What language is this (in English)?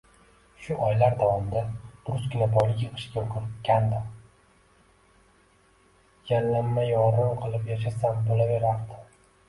Uzbek